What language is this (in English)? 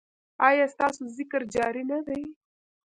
Pashto